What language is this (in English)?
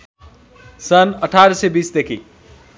Nepali